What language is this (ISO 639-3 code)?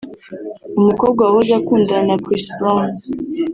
kin